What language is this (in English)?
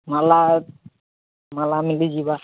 Odia